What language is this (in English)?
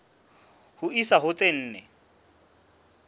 Southern Sotho